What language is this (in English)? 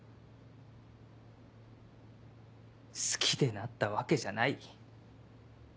Japanese